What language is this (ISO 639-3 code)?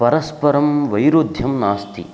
san